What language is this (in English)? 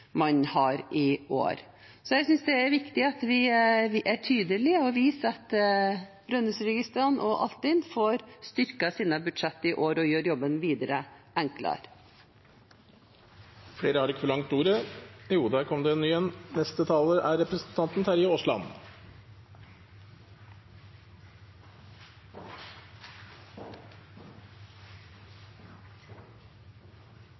Norwegian Bokmål